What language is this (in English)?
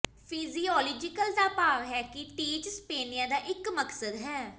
Punjabi